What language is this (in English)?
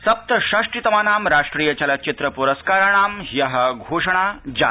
Sanskrit